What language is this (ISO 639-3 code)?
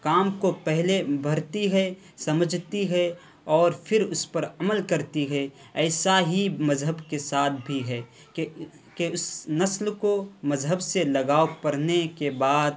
urd